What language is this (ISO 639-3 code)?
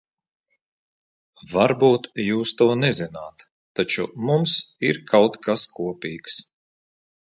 lav